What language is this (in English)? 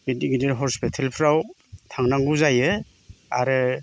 Bodo